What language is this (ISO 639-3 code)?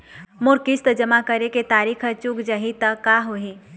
hne